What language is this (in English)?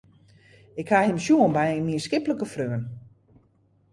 Western Frisian